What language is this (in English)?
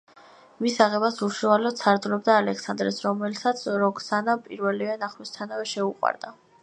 Georgian